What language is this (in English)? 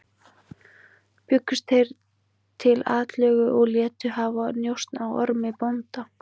Icelandic